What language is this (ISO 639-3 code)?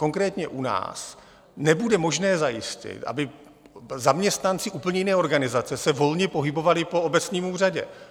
ces